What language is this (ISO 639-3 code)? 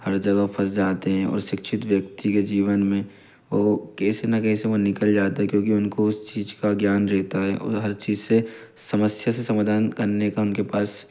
hin